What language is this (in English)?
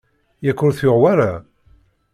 Kabyle